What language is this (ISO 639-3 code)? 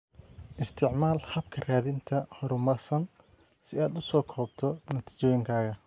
som